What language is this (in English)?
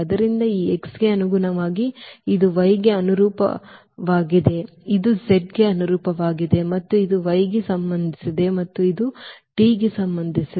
Kannada